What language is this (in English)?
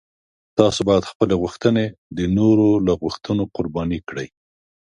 Pashto